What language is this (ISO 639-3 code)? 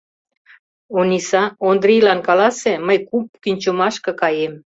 chm